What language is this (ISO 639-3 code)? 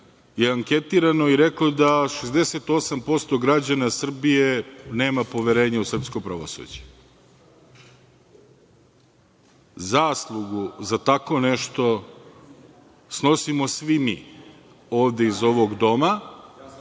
srp